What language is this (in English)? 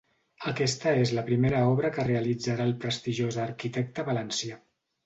Catalan